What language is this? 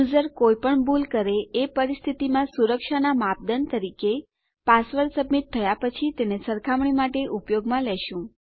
Gujarati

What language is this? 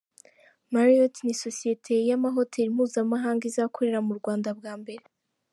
Kinyarwanda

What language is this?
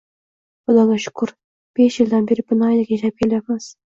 Uzbek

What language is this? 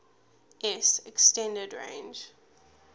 English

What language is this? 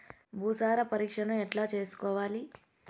Telugu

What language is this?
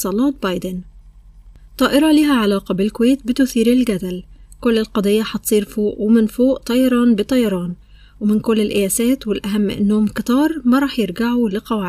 Arabic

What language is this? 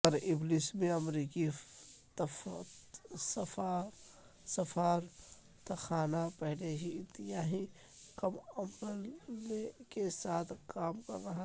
Urdu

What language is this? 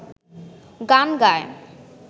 Bangla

